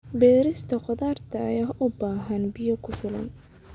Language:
Somali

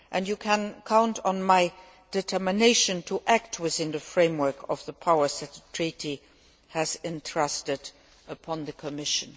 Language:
English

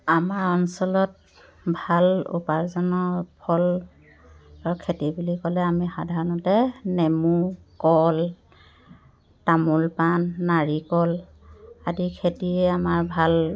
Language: Assamese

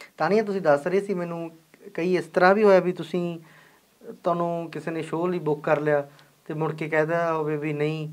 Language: Punjabi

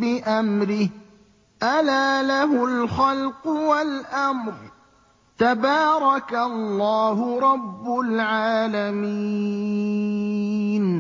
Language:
Arabic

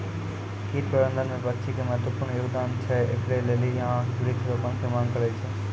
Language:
Maithili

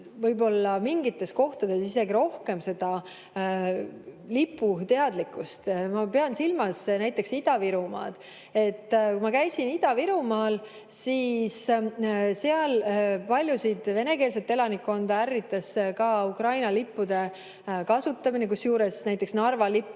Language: Estonian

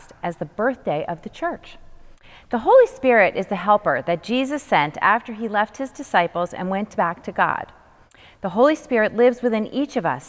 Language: English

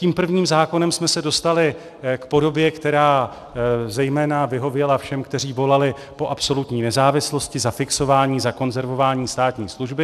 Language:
Czech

